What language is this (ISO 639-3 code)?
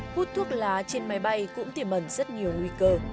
vie